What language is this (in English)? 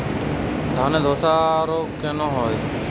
Bangla